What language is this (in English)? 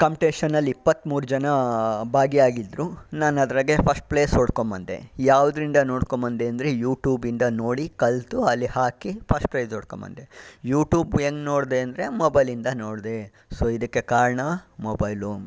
Kannada